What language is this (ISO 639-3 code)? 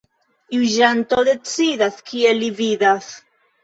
epo